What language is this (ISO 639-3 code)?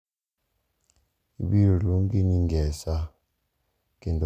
luo